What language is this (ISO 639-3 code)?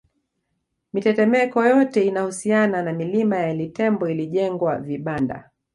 swa